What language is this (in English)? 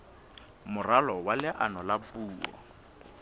Southern Sotho